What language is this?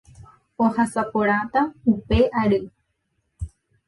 Guarani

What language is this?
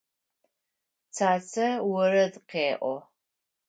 Adyghe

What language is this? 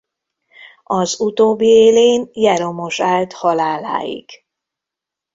Hungarian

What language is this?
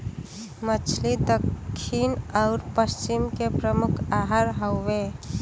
Bhojpuri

